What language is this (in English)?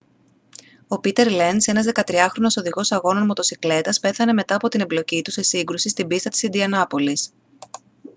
Greek